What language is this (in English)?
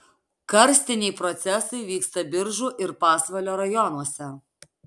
Lithuanian